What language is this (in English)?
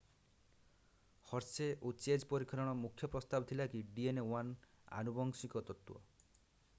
Odia